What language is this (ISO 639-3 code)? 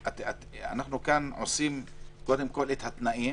heb